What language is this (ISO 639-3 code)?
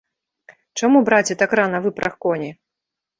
bel